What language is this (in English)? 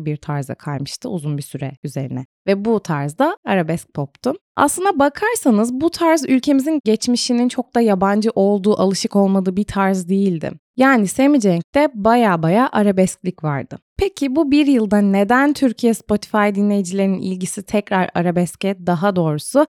Turkish